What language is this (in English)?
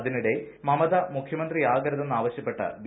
Malayalam